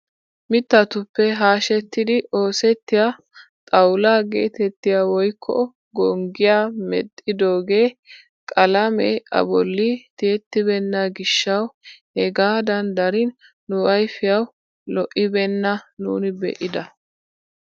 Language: Wolaytta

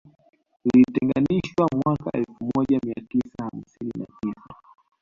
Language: Swahili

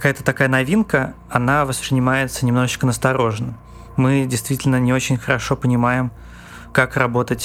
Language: Russian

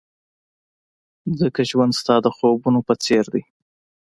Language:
Pashto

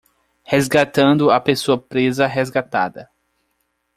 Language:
Portuguese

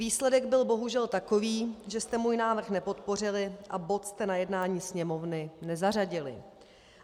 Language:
Czech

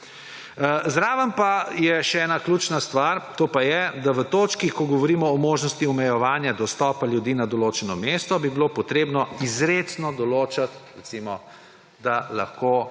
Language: Slovenian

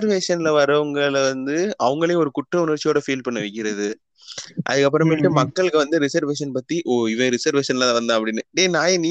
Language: Tamil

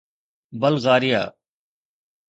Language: Sindhi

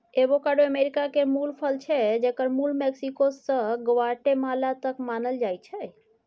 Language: Maithili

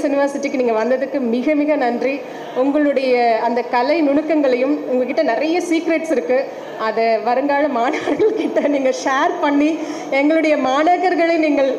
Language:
Tamil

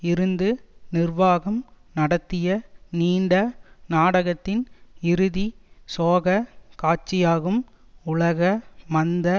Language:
Tamil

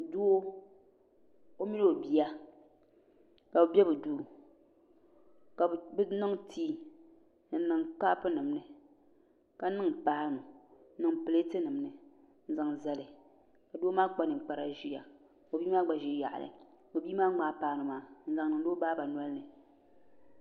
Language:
Dagbani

